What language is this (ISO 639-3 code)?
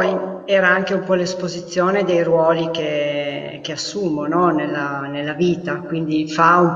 ita